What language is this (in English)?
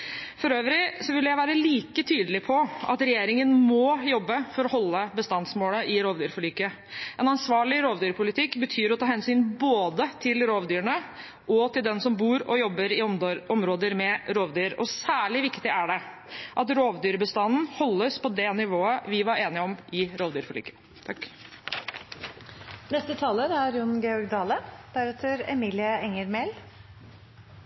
Norwegian